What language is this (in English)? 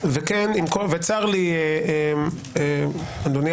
Hebrew